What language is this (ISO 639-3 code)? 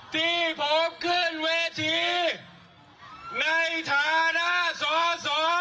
tha